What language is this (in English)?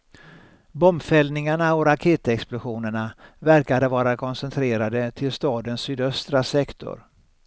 Swedish